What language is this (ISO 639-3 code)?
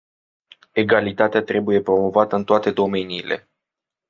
ron